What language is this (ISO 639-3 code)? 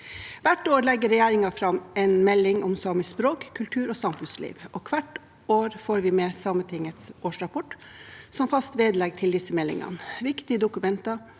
nor